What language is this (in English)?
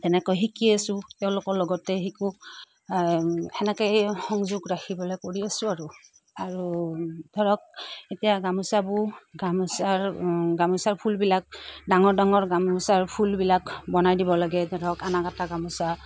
Assamese